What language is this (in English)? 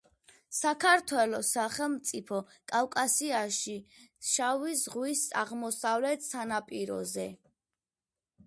Georgian